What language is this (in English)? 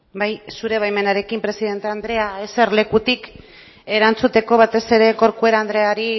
Basque